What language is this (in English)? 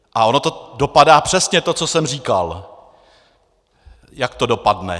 Czech